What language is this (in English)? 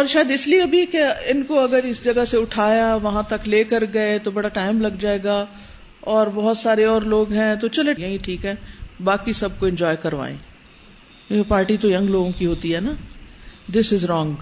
Urdu